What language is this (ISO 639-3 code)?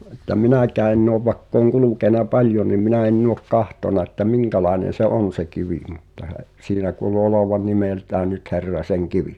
fin